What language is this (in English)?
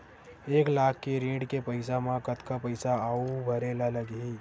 Chhattisgarhi